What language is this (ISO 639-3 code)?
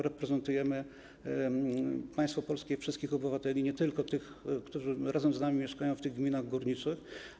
pol